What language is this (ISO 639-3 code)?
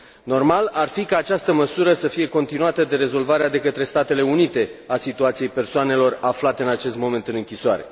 ron